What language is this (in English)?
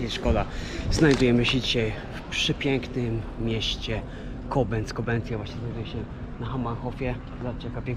Polish